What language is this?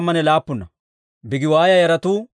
Dawro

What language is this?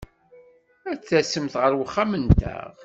Kabyle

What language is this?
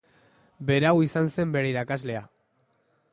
Basque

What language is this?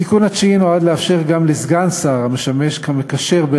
Hebrew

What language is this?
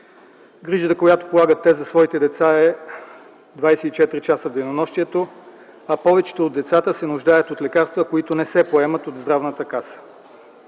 Bulgarian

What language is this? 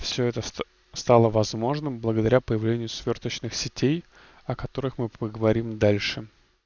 Russian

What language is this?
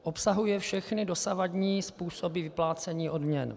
Czech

